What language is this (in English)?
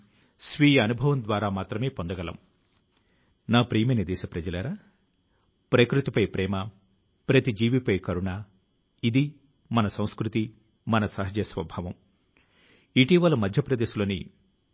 Telugu